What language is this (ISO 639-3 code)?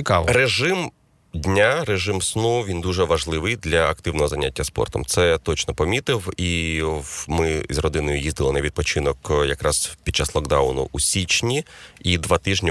ukr